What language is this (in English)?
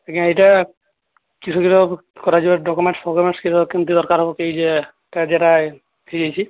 Odia